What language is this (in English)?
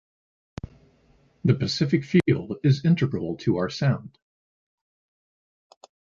English